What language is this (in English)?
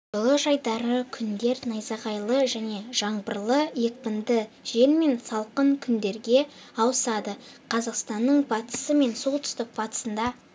Kazakh